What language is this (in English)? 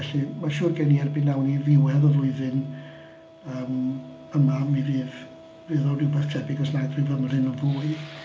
Welsh